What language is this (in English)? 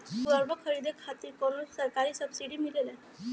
Bhojpuri